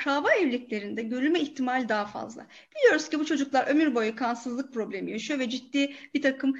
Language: Turkish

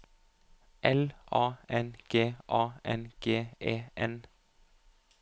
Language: Norwegian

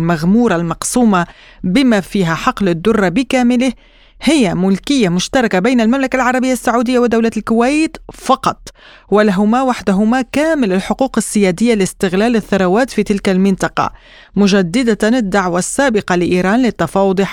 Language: Arabic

